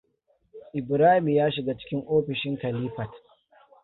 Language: Hausa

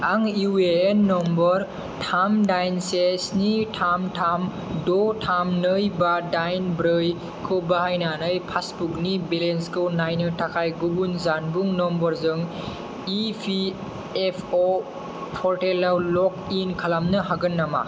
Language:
Bodo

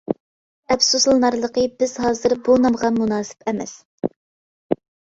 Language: Uyghur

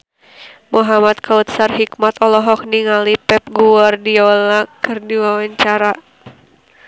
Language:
Sundanese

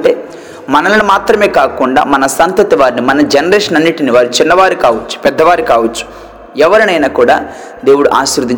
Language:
Telugu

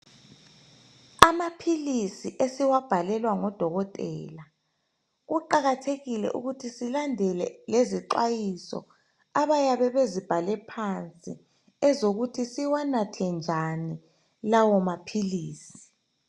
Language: North Ndebele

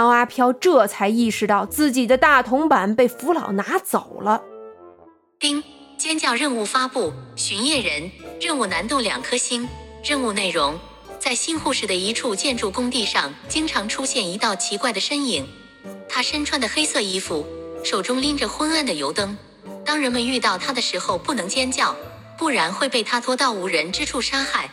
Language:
Chinese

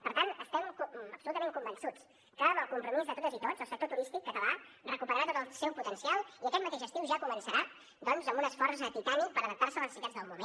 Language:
Catalan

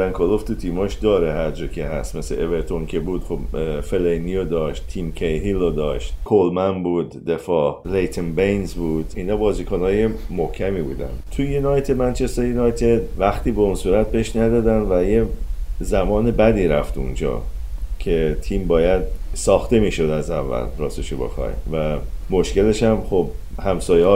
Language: Persian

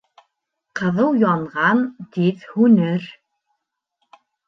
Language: Bashkir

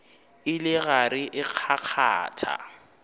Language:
Northern Sotho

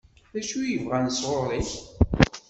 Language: Kabyle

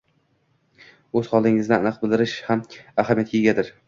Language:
Uzbek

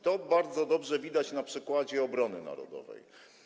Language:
Polish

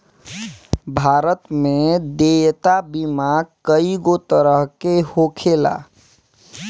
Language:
Bhojpuri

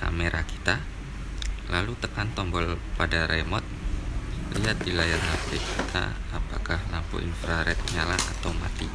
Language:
Indonesian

